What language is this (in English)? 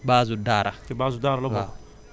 Wolof